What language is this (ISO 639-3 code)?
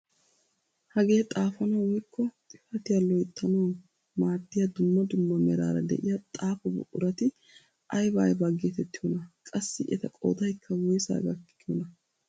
wal